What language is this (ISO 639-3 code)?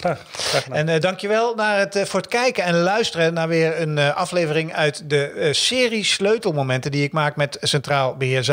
nld